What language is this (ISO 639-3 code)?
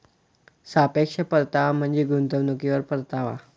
mar